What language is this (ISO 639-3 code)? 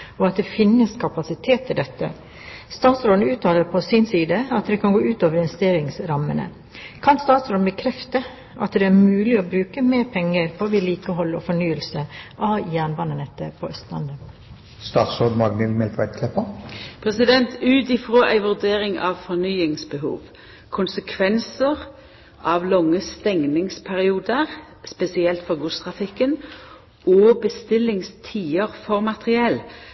nor